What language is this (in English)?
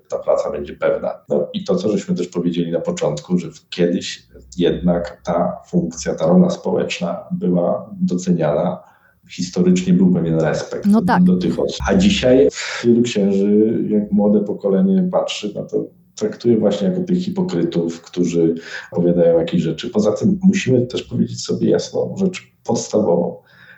Polish